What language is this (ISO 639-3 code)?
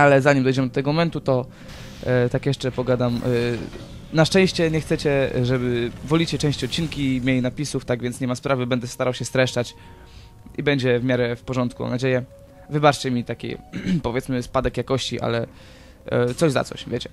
pol